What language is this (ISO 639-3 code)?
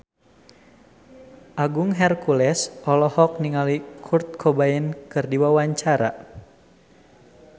sun